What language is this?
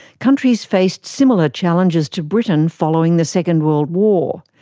English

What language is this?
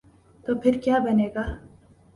Urdu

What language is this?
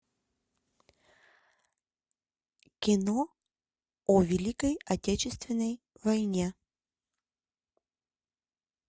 Russian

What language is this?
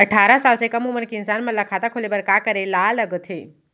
Chhattisgarhi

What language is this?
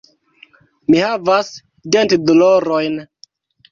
Esperanto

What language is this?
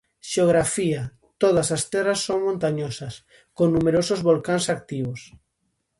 Galician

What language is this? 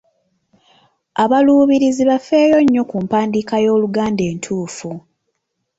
Ganda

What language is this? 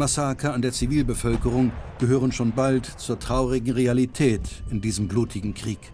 German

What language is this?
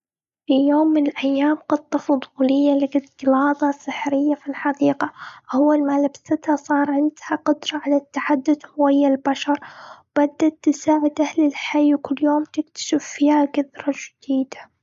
Gulf Arabic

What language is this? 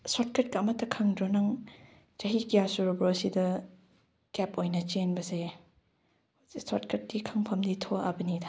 Manipuri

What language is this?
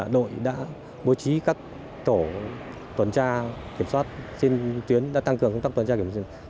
Vietnamese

